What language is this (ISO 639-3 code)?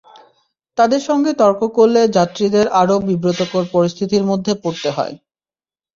ben